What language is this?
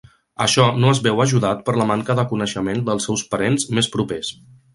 Catalan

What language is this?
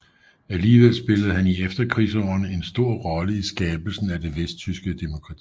Danish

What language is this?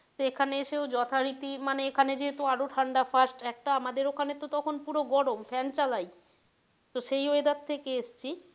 Bangla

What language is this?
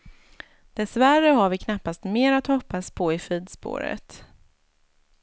Swedish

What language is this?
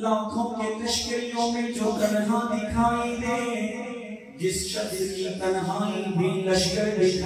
Arabic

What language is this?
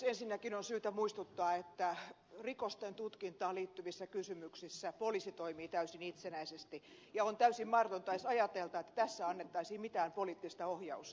Finnish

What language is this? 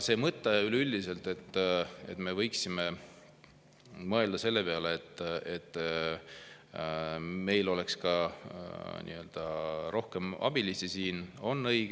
Estonian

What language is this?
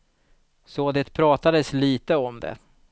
Swedish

